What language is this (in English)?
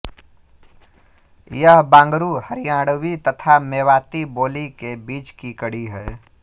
Hindi